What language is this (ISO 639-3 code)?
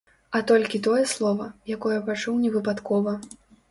bel